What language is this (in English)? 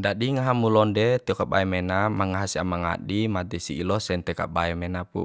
Bima